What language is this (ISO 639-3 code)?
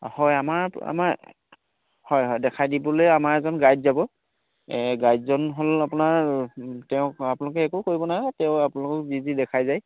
asm